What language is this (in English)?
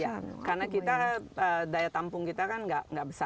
Indonesian